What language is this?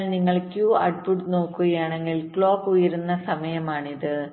Malayalam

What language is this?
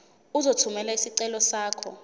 Zulu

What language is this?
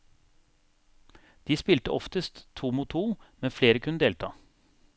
Norwegian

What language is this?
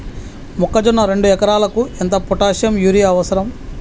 Telugu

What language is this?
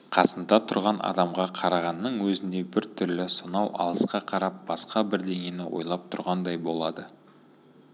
Kazakh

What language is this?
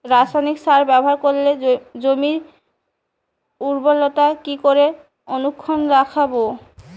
Bangla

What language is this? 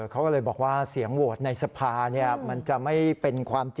Thai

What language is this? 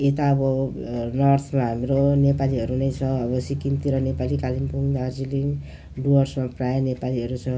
Nepali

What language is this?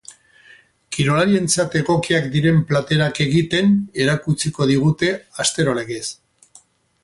Basque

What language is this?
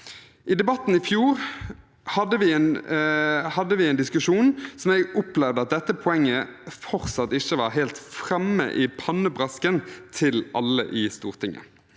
Norwegian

